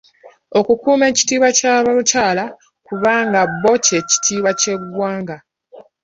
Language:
Ganda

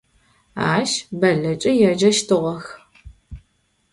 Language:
Adyghe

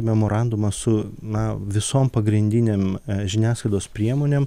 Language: Lithuanian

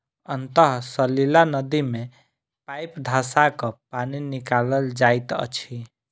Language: Maithili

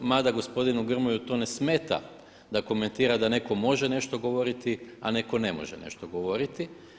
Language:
Croatian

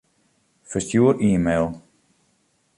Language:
Western Frisian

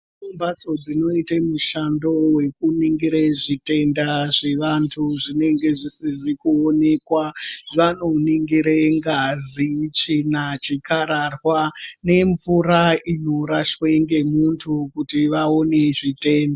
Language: Ndau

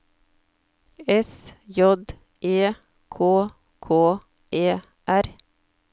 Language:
Norwegian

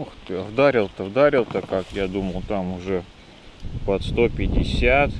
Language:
Russian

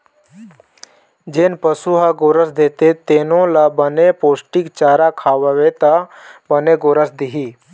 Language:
Chhattisgarhi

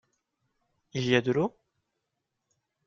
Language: French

